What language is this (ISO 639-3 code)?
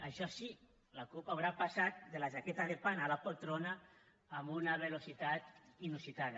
cat